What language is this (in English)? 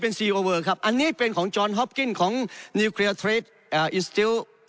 Thai